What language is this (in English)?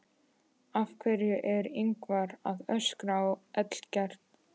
Icelandic